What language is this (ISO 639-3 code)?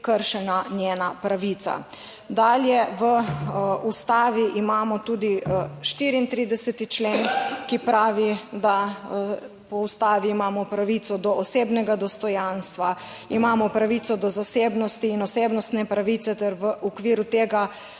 slv